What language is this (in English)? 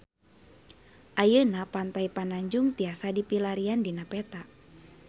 Sundanese